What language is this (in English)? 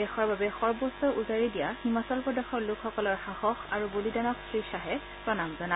Assamese